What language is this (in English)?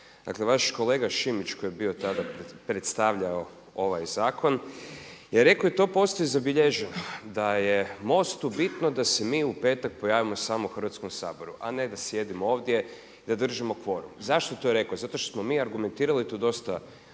Croatian